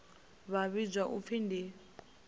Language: Venda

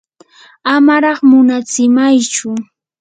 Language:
Yanahuanca Pasco Quechua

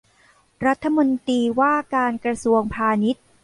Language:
Thai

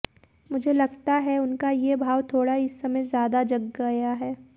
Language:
Hindi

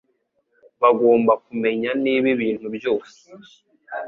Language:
Kinyarwanda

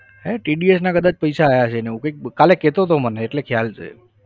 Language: Gujarati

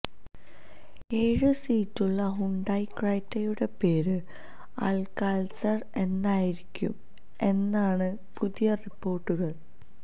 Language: Malayalam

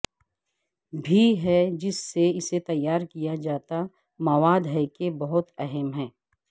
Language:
Urdu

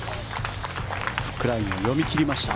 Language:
Japanese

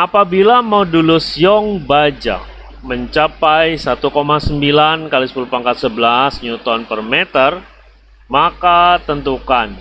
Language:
Indonesian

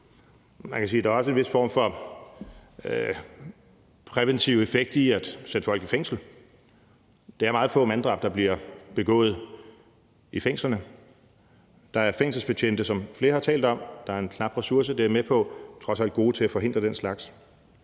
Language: Danish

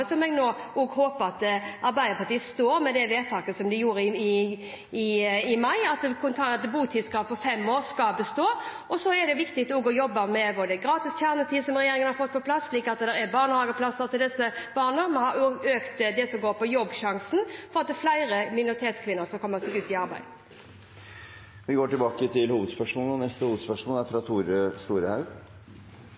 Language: Norwegian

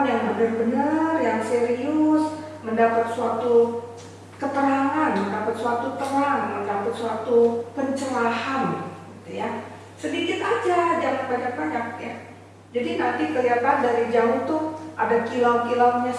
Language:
Indonesian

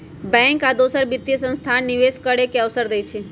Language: Magahi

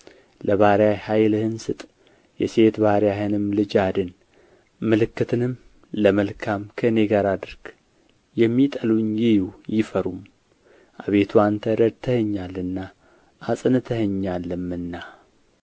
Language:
Amharic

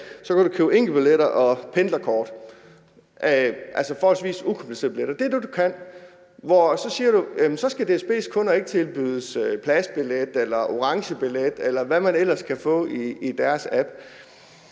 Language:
Danish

